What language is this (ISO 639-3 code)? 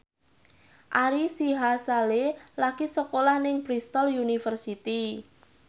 jav